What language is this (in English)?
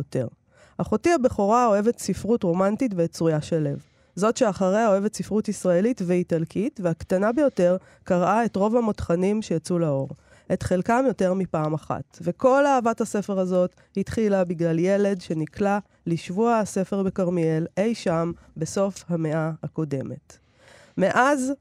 Hebrew